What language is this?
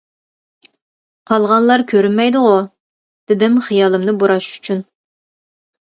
Uyghur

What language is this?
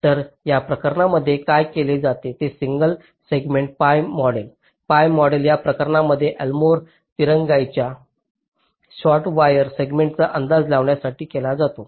Marathi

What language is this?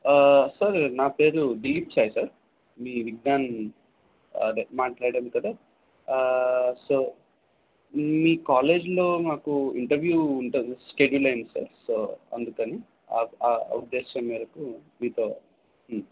Telugu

